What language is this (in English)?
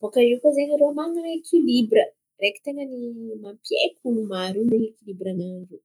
Antankarana Malagasy